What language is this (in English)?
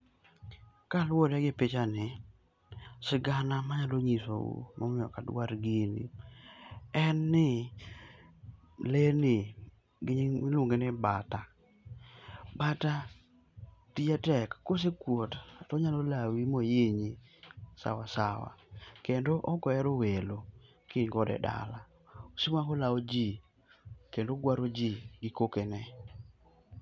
Luo (Kenya and Tanzania)